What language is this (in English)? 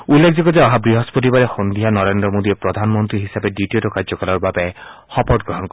Assamese